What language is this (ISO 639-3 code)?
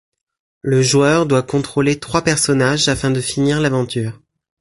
fra